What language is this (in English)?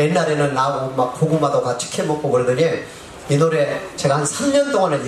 Korean